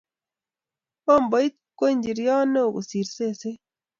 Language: Kalenjin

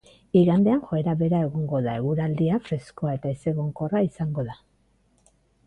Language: Basque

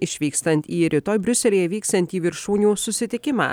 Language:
Lithuanian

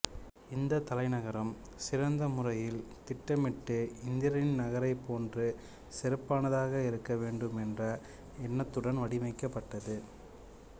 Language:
Tamil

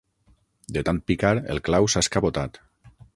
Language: Catalan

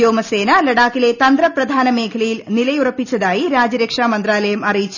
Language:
Malayalam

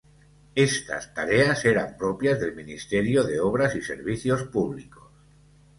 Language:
Spanish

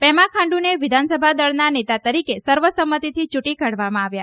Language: Gujarati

